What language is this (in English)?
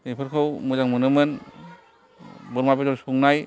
Bodo